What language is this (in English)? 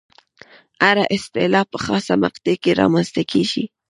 Pashto